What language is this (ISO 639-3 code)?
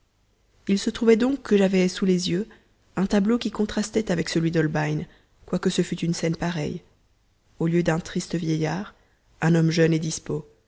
fra